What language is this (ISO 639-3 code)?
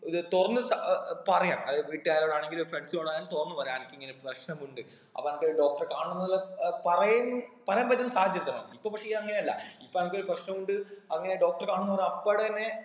mal